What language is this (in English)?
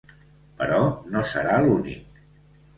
Catalan